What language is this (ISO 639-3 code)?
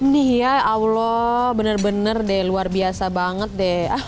ind